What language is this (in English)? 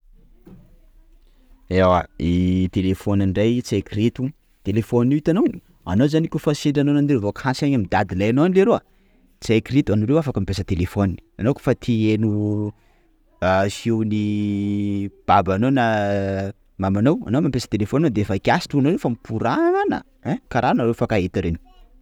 Sakalava Malagasy